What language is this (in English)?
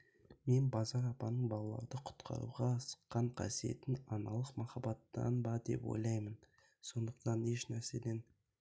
Kazakh